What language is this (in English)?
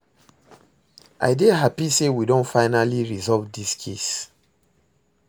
Nigerian Pidgin